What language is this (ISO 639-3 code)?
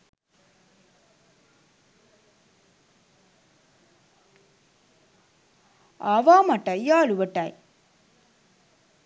sin